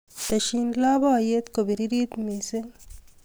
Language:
Kalenjin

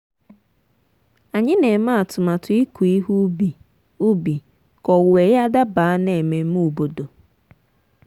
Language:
Igbo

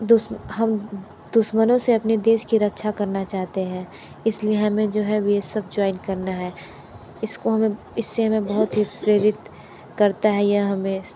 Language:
Hindi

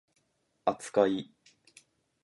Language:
Japanese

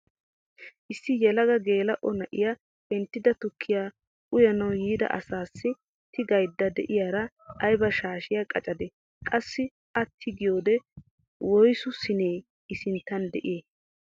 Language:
Wolaytta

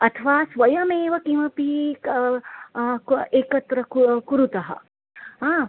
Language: Sanskrit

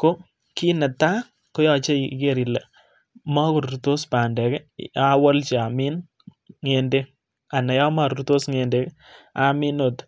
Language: Kalenjin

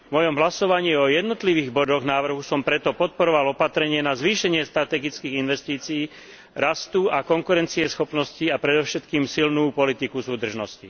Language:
Slovak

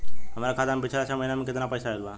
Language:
Bhojpuri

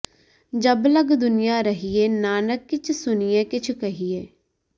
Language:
Punjabi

